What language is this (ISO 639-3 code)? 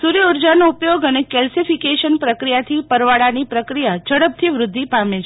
guj